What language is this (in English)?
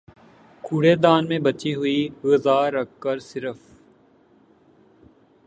Urdu